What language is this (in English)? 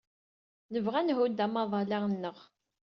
Kabyle